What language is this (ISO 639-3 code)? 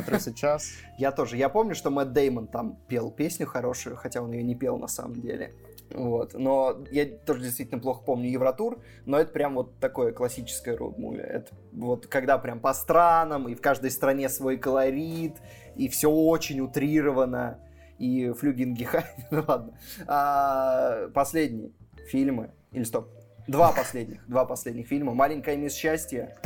rus